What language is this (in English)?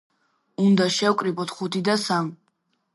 Georgian